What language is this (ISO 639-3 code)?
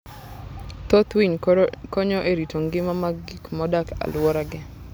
luo